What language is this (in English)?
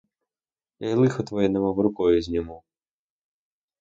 Ukrainian